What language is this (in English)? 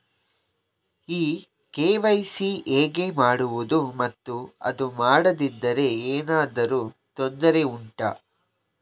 Kannada